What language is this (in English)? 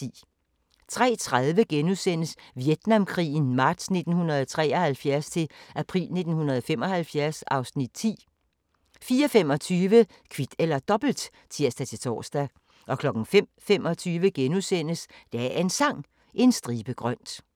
Danish